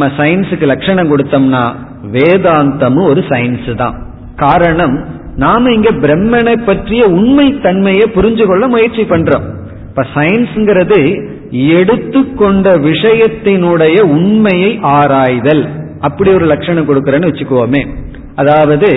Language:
Tamil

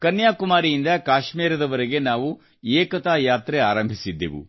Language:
Kannada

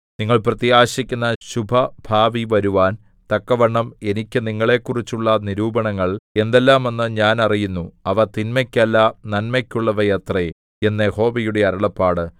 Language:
Malayalam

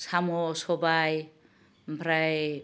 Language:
Bodo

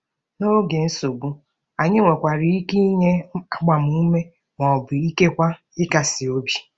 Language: Igbo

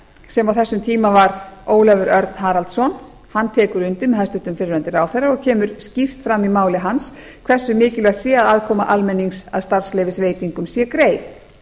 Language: Icelandic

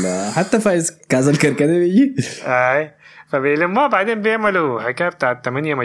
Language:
Arabic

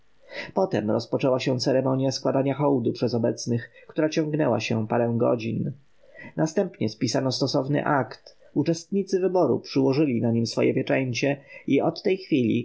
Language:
Polish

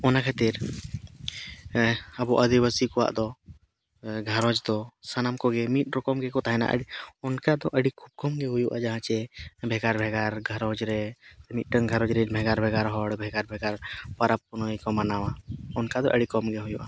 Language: Santali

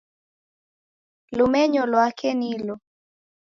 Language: Taita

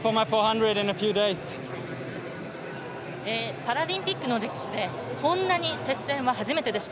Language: Japanese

